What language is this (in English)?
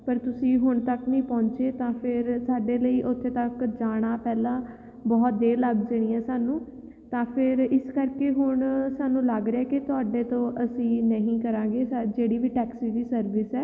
Punjabi